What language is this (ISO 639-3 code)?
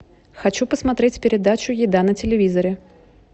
rus